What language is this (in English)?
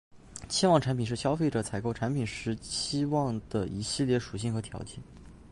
Chinese